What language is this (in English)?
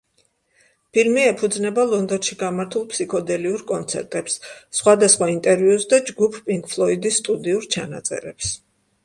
Georgian